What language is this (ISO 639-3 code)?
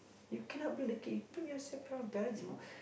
eng